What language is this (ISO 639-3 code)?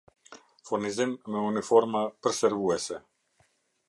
sqi